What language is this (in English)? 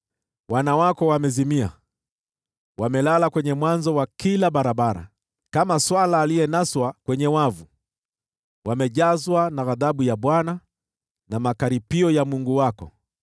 Swahili